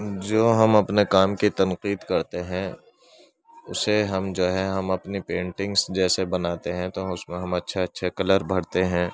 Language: Urdu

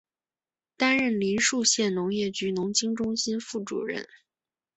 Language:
Chinese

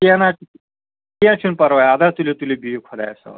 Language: Kashmiri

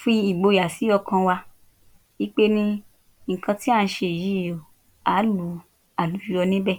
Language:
Yoruba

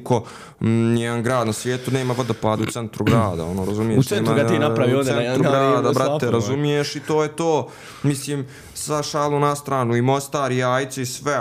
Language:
Croatian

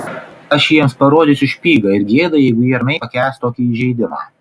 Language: Lithuanian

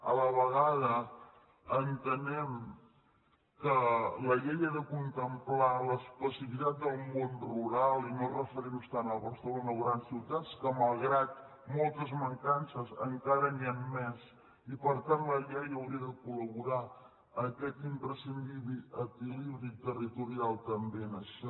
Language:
Catalan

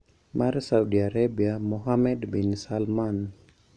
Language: Luo (Kenya and Tanzania)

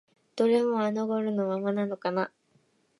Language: Japanese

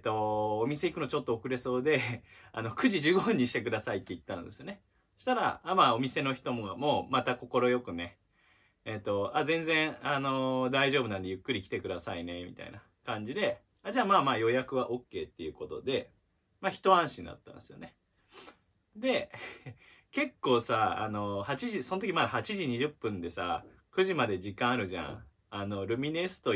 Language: Japanese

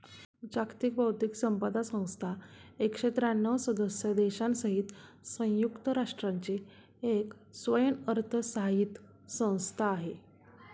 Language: Marathi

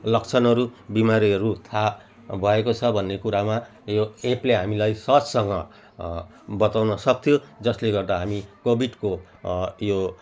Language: Nepali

